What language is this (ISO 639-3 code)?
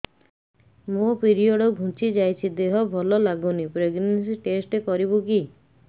ori